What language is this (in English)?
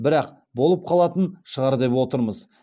Kazakh